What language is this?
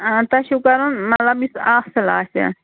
Kashmiri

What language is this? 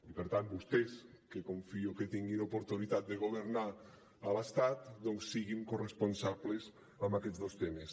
Catalan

